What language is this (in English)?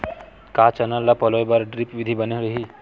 Chhattisgarhi